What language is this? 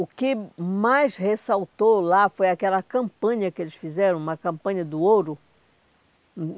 Portuguese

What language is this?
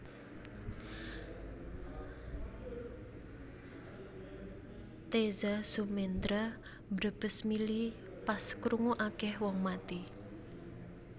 Javanese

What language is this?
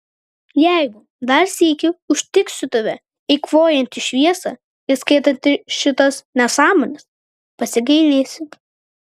Lithuanian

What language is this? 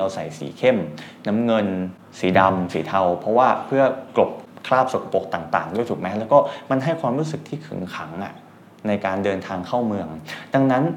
Thai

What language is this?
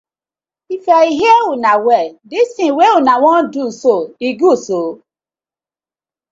Nigerian Pidgin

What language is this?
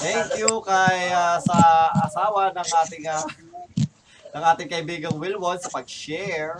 Filipino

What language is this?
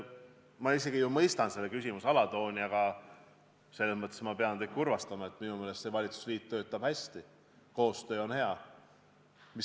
Estonian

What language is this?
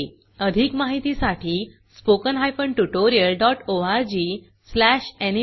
Marathi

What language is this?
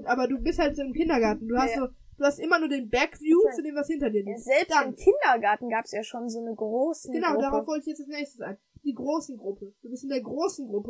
German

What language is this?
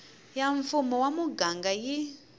Tsonga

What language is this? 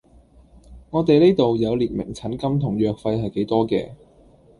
Cantonese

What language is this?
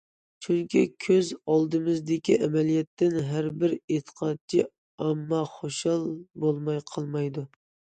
Uyghur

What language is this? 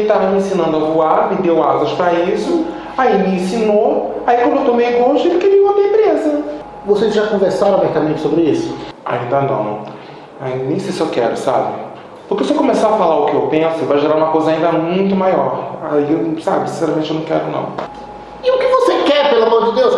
Portuguese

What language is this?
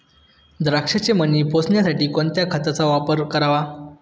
Marathi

